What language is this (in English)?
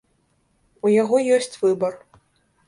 Belarusian